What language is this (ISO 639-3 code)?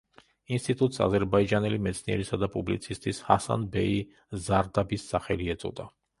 kat